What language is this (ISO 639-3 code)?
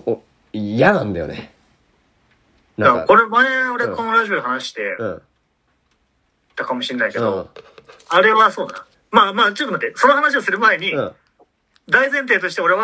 jpn